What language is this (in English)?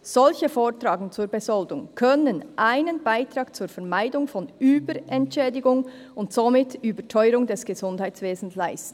Swiss German